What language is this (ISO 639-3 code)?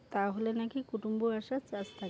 ben